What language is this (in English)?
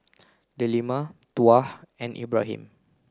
English